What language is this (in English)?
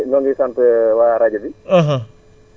Wolof